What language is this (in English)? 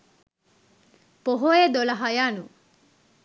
Sinhala